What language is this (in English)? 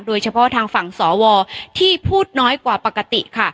Thai